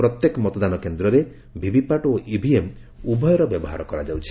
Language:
Odia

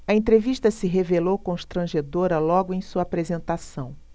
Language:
Portuguese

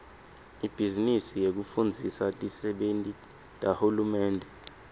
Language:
Swati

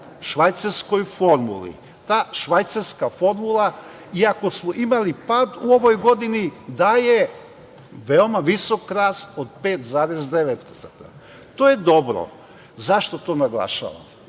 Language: Serbian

